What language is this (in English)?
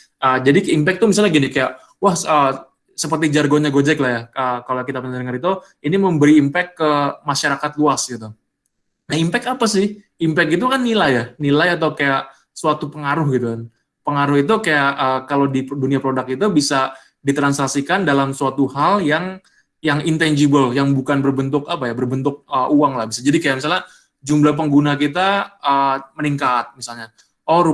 Indonesian